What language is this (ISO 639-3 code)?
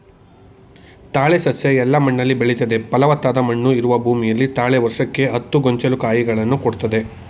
kan